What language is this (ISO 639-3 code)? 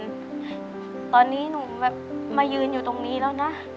tha